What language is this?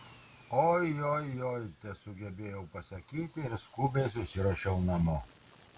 Lithuanian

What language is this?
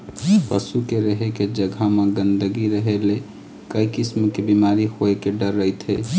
Chhattisgarhi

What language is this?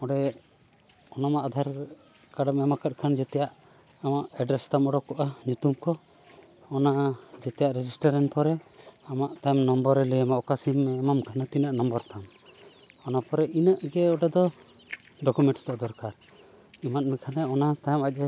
Santali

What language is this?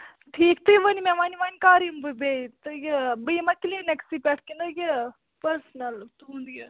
Kashmiri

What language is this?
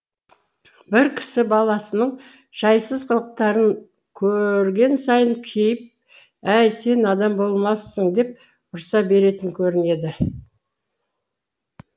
Kazakh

